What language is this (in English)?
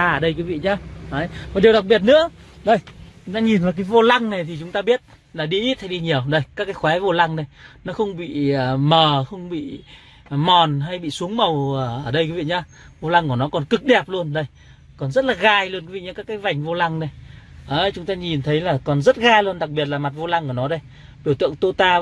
Vietnamese